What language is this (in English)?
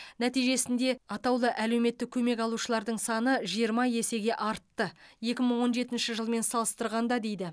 Kazakh